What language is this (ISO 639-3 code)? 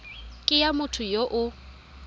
tsn